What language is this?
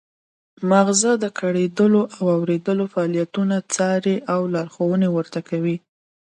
Pashto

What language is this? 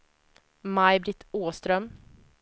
Swedish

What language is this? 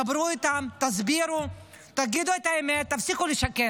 Hebrew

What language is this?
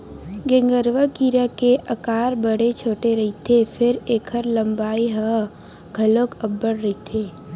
Chhattisgarhi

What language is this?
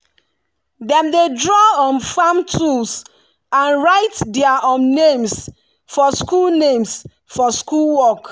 Nigerian Pidgin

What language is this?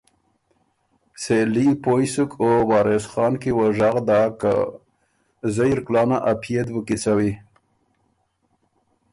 Ormuri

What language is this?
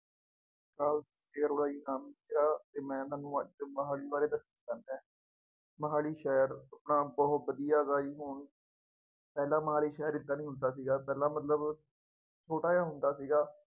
Punjabi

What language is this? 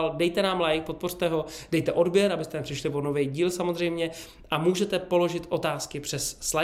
Czech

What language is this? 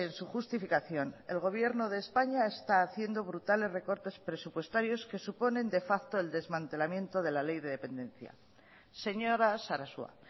Spanish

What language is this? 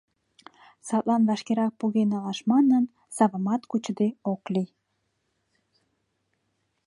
Mari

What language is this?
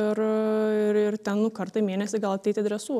Lithuanian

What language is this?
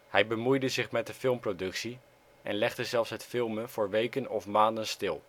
Dutch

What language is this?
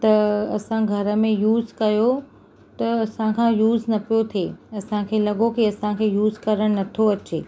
Sindhi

